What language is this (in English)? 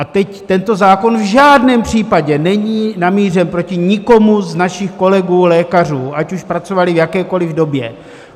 Czech